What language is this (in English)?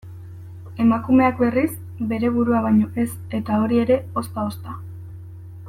Basque